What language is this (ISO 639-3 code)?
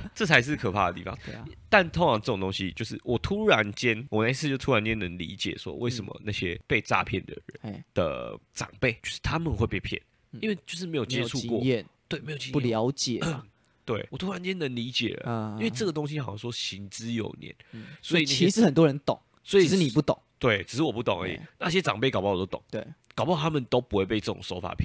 zho